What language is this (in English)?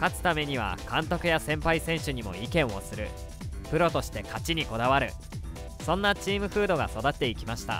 Japanese